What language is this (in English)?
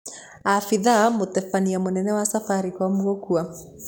Kikuyu